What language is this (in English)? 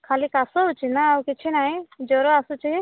Odia